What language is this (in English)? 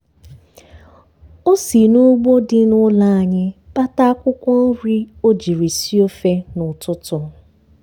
Igbo